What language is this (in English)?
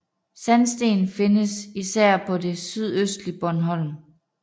Danish